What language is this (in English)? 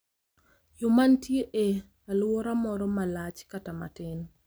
Luo (Kenya and Tanzania)